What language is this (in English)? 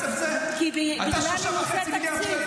Hebrew